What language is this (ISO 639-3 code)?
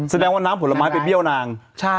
tha